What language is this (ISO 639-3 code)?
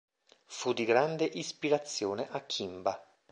ita